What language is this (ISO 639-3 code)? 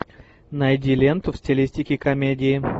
rus